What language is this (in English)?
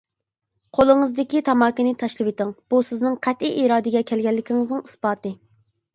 Uyghur